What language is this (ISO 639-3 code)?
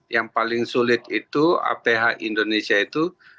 ind